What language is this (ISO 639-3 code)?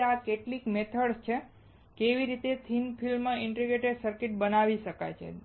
guj